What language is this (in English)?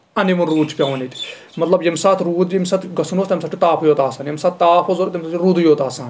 Kashmiri